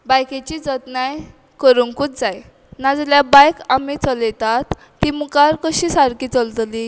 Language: Konkani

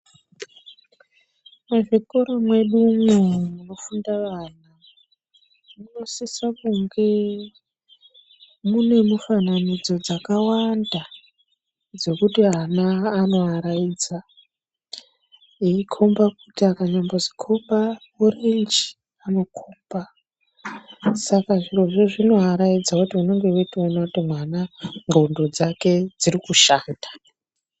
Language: Ndau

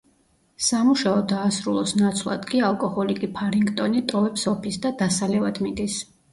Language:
Georgian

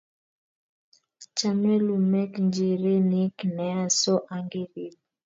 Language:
Kalenjin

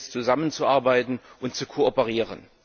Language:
German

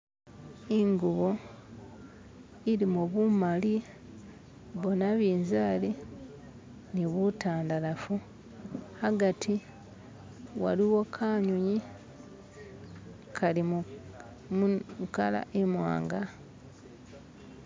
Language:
Masaaba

